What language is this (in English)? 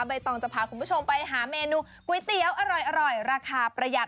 Thai